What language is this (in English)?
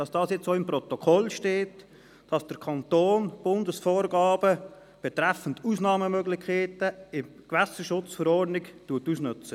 Swiss German